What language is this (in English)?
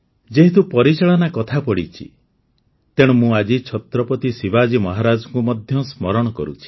Odia